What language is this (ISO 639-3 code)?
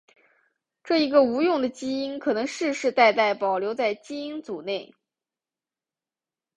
zho